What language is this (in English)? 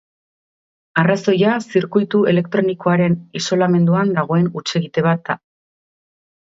Basque